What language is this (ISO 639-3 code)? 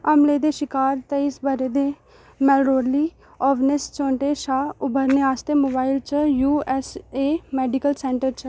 doi